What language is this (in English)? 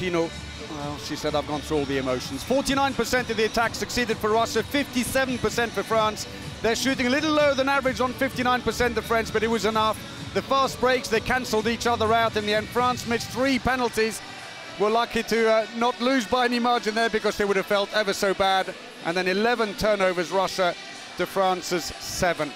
English